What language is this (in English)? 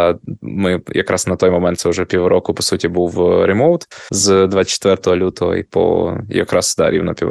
Ukrainian